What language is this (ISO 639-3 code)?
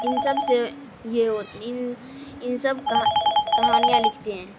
urd